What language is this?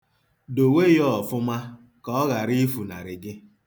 Igbo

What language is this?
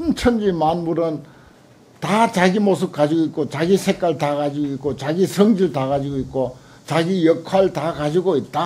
Korean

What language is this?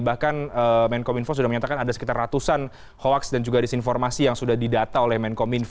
Indonesian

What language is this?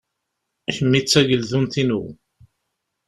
Kabyle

